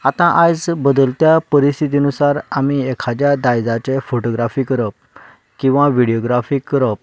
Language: Konkani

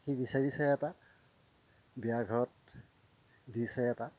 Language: Assamese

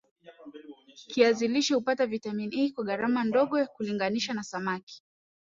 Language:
Swahili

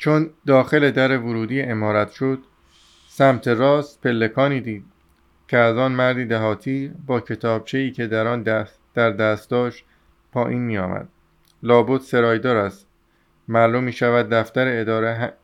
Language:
Persian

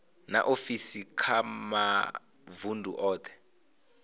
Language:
Venda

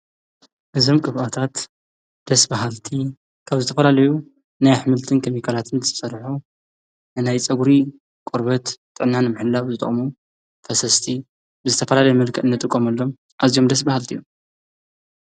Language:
Tigrinya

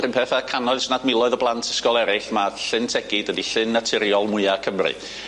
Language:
Welsh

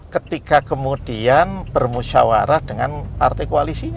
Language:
Indonesian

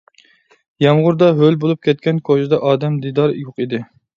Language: Uyghur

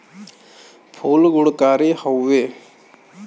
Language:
Bhojpuri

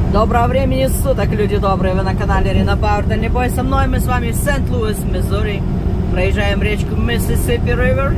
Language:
Russian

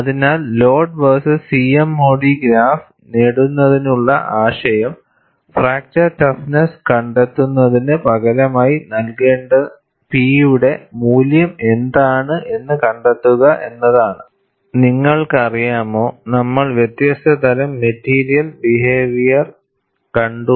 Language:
Malayalam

